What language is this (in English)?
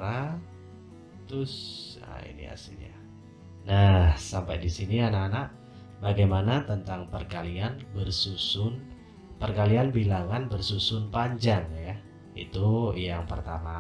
Indonesian